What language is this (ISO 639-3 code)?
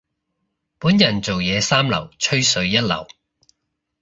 yue